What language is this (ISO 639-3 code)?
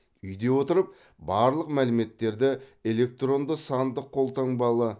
kaz